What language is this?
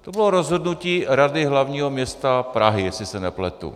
Czech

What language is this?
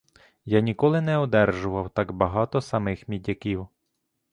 Ukrainian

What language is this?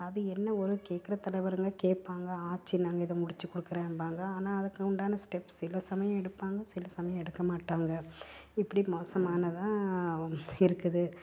Tamil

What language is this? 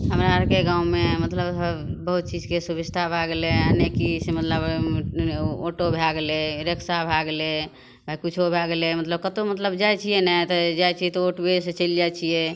Maithili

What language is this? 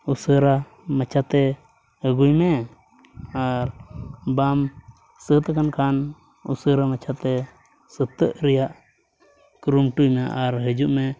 Santali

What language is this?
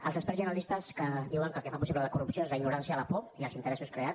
Catalan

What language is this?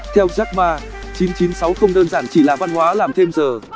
Vietnamese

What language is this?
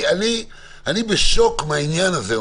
Hebrew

